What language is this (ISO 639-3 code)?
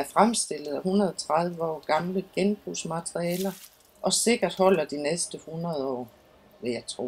dan